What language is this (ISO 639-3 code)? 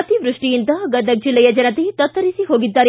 kan